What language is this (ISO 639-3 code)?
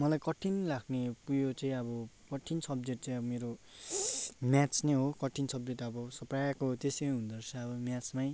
nep